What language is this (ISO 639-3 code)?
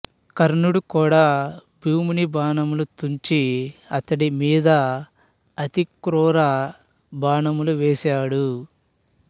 tel